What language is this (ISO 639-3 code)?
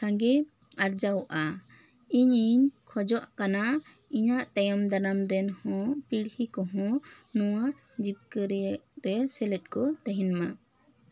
sat